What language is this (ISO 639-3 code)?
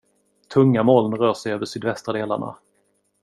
swe